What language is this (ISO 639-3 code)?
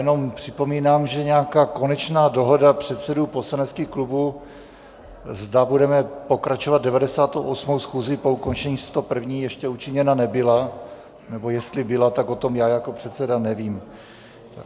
ces